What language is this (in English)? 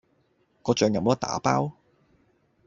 Cantonese